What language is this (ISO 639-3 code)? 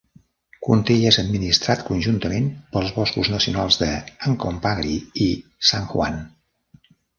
cat